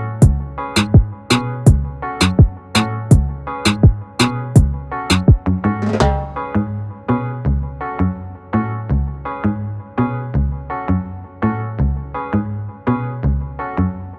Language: Dutch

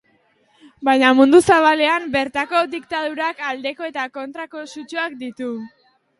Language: Basque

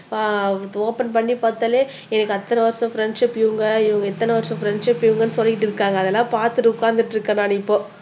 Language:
Tamil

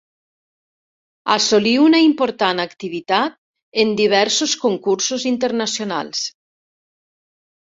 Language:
Catalan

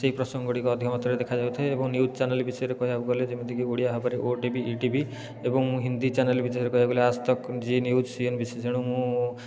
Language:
Odia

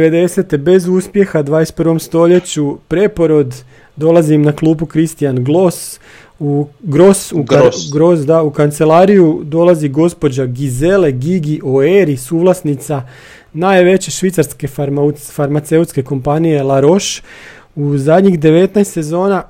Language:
Croatian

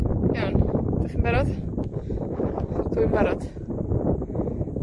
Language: Welsh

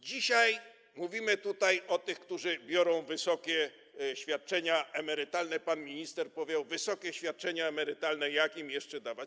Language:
Polish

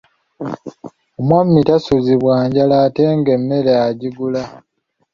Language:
Ganda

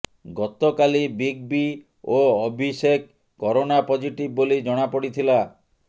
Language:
Odia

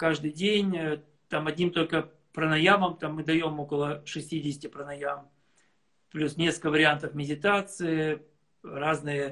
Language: Russian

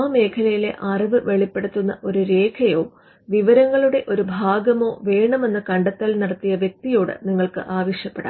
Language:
Malayalam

